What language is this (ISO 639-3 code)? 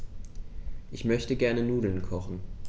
deu